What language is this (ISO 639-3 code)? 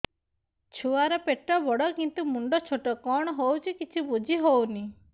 ori